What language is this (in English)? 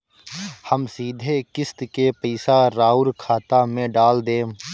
Bhojpuri